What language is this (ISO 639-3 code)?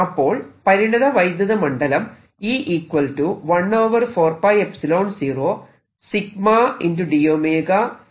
mal